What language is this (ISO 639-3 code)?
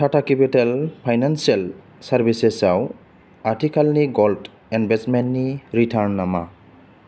brx